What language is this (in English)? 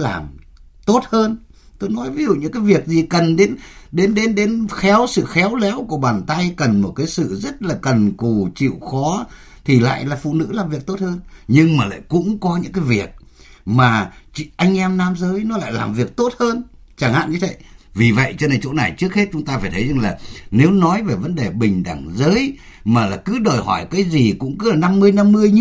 Vietnamese